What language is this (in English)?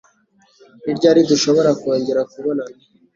Kinyarwanda